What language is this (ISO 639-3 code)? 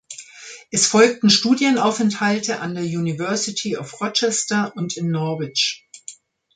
deu